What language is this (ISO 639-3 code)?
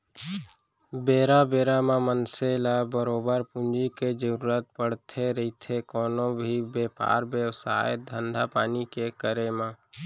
hne